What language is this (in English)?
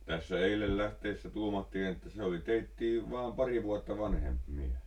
Finnish